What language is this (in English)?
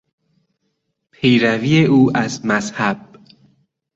Persian